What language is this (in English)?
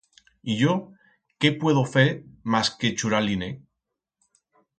Aragonese